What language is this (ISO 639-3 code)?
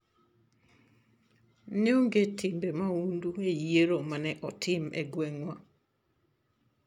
luo